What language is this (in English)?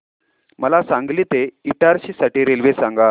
Marathi